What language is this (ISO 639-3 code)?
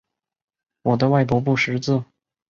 zho